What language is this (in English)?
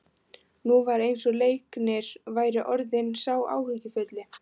Icelandic